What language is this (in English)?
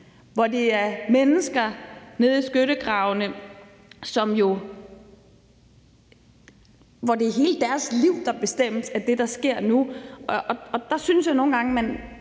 Danish